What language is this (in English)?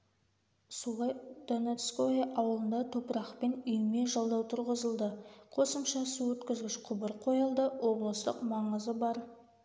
Kazakh